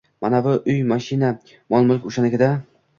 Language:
Uzbek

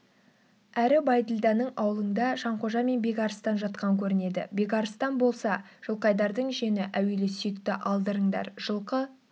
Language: Kazakh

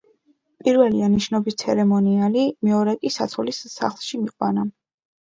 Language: Georgian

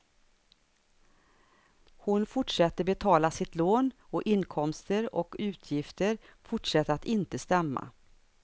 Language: Swedish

